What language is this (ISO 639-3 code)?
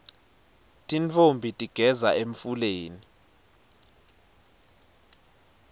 ssw